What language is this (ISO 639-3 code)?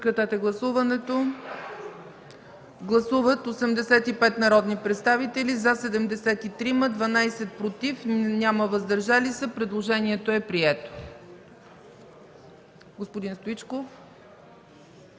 bul